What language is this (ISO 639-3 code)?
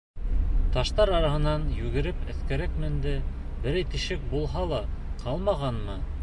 bak